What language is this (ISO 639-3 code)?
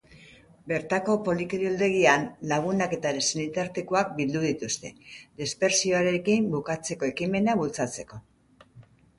eus